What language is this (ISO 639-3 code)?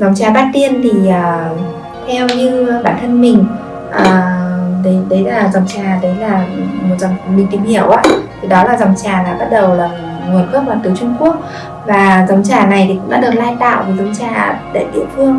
vie